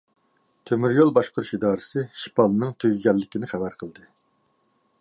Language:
Uyghur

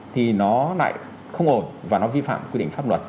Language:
Vietnamese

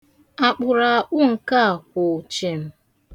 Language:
Igbo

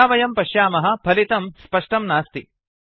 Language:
Sanskrit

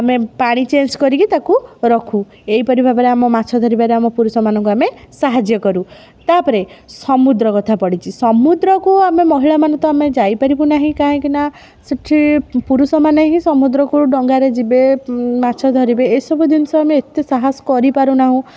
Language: Odia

